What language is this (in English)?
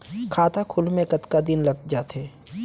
Chhattisgarhi